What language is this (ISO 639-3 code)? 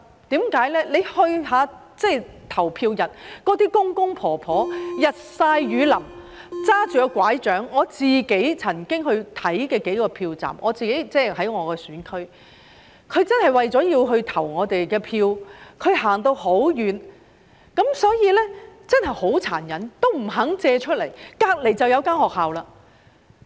yue